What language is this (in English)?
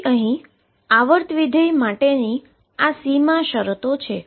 Gujarati